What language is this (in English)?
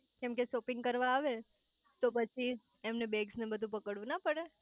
Gujarati